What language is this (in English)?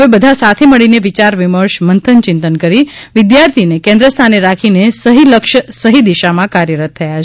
Gujarati